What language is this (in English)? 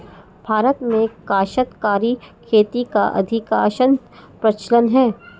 Hindi